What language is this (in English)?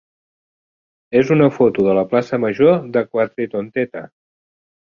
Catalan